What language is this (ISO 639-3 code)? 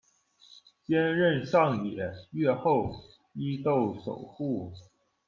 zho